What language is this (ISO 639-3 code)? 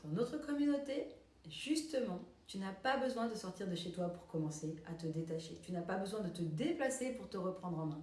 fra